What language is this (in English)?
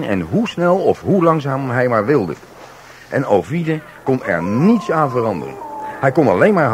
Dutch